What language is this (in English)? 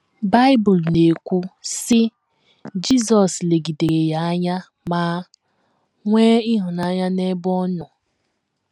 Igbo